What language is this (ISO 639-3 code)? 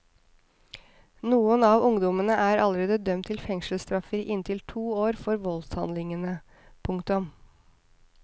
nor